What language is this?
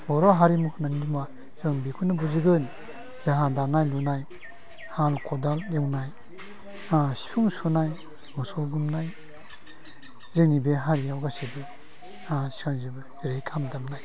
Bodo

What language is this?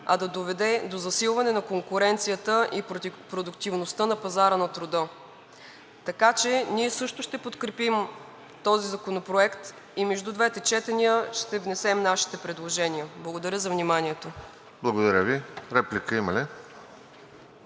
Bulgarian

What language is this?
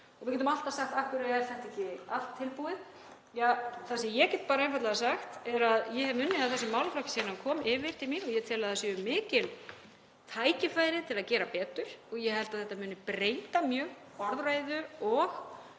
Icelandic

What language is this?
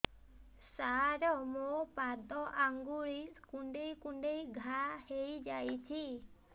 Odia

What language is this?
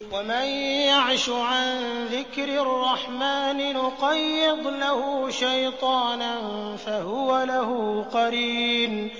Arabic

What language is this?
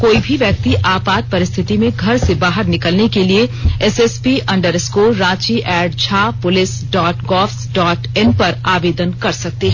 Hindi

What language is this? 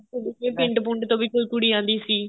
Punjabi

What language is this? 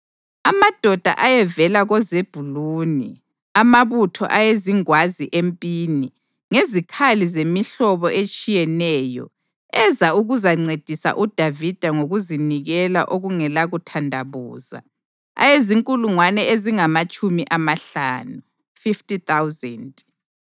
North Ndebele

